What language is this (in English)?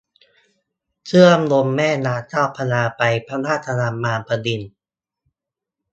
Thai